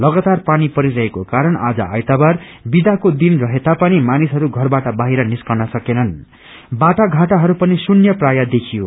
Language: Nepali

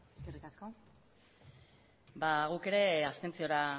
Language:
Basque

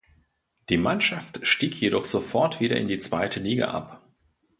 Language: German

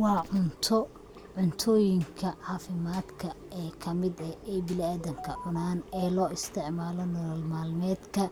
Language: Somali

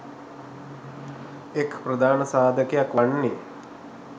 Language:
Sinhala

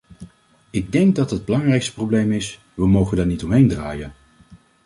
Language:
Dutch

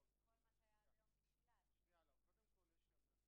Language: Hebrew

